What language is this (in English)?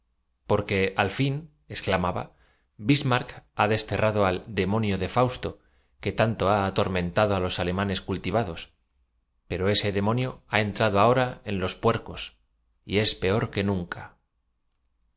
Spanish